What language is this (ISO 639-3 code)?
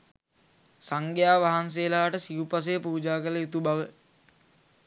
sin